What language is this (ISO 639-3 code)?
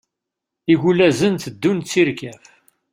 kab